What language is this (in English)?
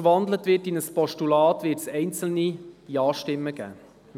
Swiss German